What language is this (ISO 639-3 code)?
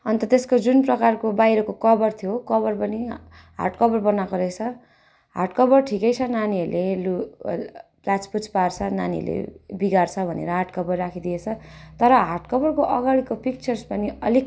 nep